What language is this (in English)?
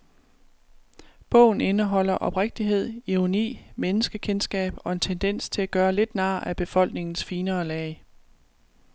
Danish